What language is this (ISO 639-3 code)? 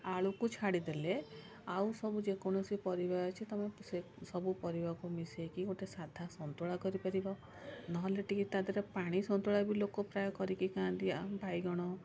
ori